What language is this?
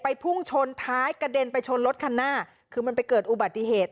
Thai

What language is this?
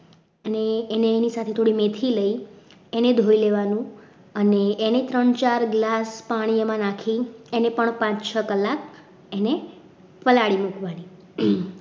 Gujarati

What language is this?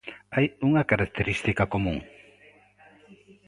Galician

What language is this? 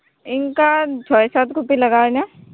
Santali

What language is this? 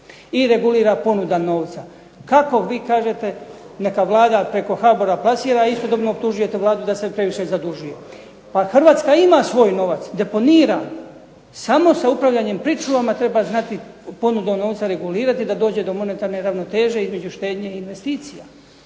Croatian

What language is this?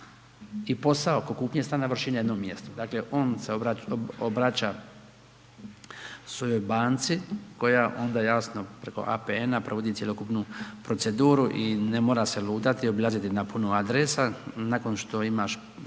Croatian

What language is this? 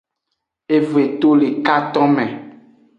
Aja (Benin)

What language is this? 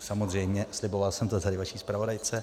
Czech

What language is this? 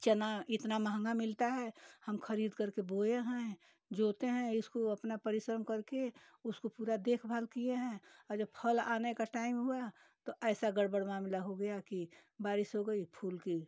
Hindi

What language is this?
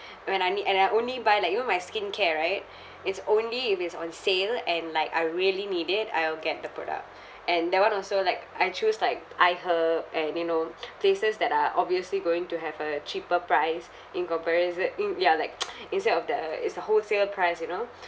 English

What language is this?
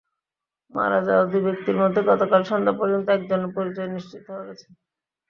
Bangla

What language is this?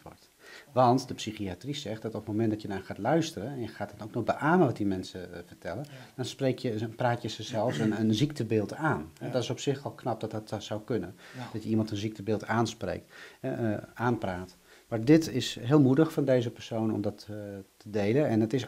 Dutch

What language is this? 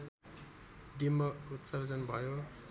Nepali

